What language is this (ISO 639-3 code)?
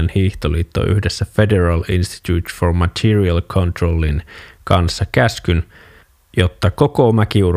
fin